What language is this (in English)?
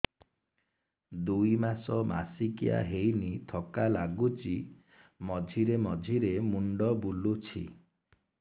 Odia